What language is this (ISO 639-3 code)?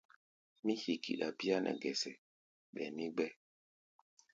gba